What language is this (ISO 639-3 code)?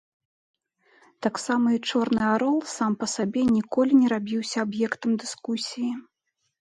bel